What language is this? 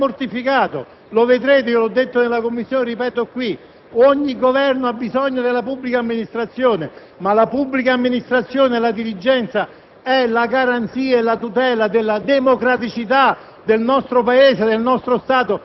Italian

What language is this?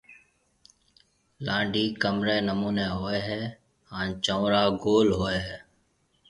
Marwari (Pakistan)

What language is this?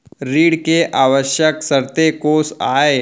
Chhattisgarhi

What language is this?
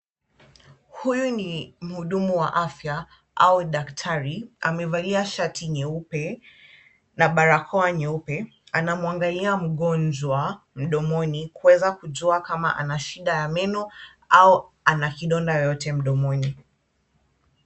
Swahili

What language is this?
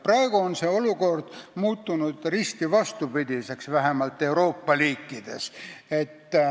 Estonian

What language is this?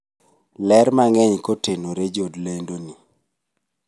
Luo (Kenya and Tanzania)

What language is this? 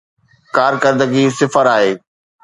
Sindhi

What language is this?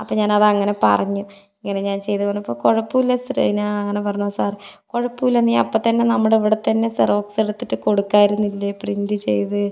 Malayalam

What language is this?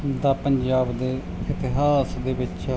Punjabi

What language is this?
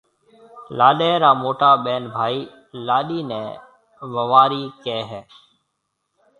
Marwari (Pakistan)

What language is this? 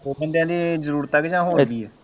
Punjabi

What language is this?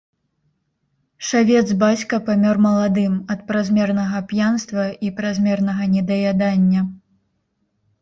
Belarusian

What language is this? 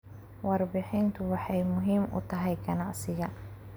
Somali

